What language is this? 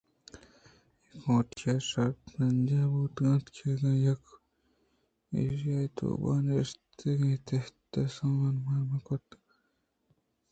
Eastern Balochi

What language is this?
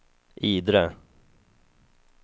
Swedish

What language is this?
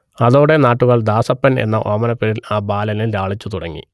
Malayalam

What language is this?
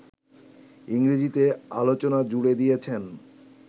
Bangla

